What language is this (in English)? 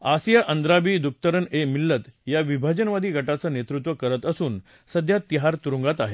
Marathi